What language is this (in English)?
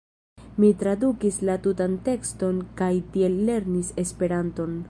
Esperanto